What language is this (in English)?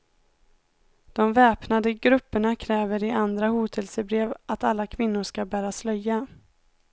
Swedish